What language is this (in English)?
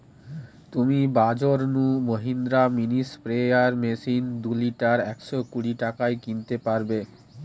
Bangla